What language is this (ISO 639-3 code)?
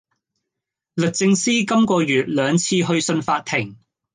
yue